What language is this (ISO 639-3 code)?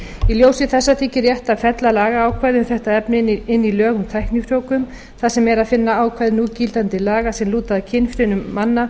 isl